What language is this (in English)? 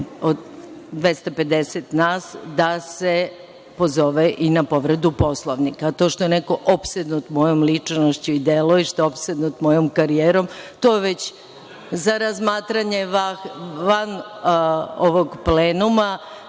Serbian